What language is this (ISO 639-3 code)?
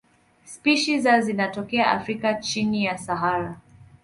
swa